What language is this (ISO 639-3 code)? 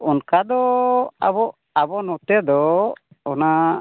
sat